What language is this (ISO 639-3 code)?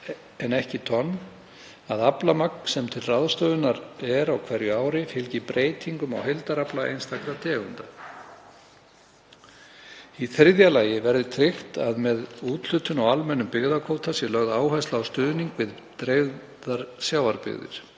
isl